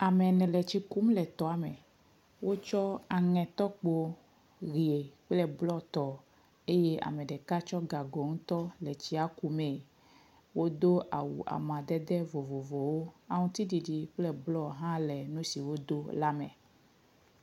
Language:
Ewe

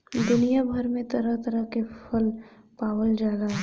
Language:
Bhojpuri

